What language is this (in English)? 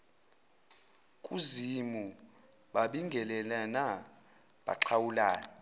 Zulu